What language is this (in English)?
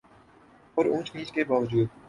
Urdu